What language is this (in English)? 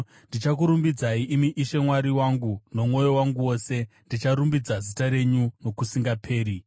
Shona